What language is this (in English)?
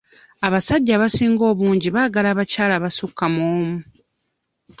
Ganda